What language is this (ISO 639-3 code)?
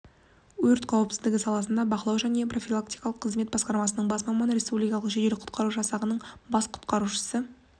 kaz